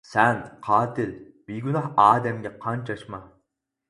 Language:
Uyghur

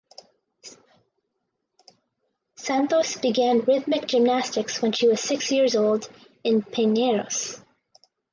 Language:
English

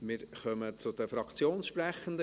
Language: Swiss German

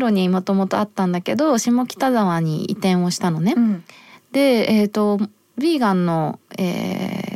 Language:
Japanese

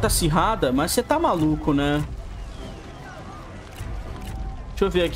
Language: Portuguese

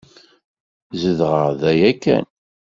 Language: Kabyle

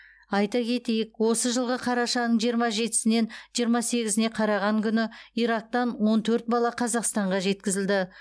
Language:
Kazakh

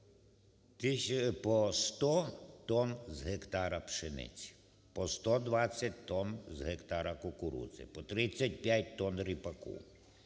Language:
Ukrainian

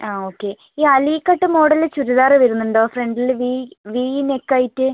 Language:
Malayalam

